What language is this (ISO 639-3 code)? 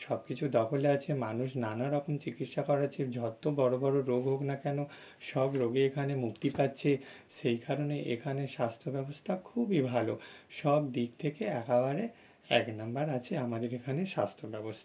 ben